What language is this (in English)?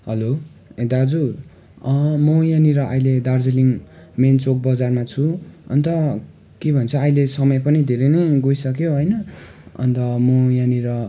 Nepali